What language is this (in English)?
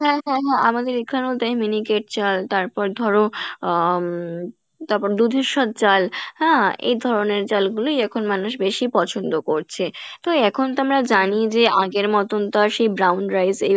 Bangla